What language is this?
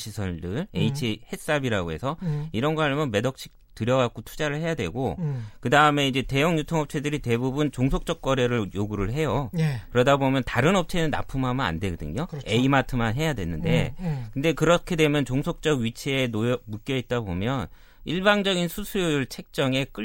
Korean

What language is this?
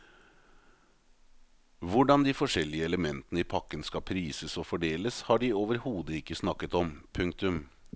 Norwegian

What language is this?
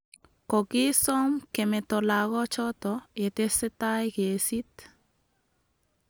Kalenjin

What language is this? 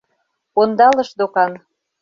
Mari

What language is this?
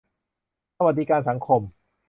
Thai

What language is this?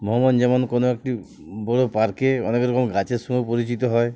Bangla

